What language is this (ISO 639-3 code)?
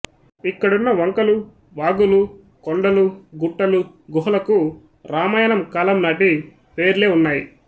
tel